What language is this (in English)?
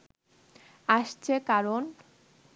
Bangla